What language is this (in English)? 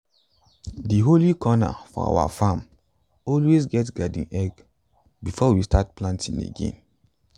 Nigerian Pidgin